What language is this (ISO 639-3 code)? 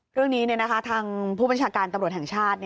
tha